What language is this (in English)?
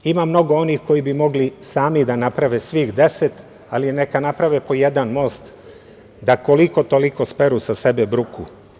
Serbian